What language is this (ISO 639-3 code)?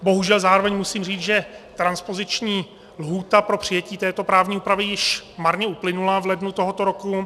ces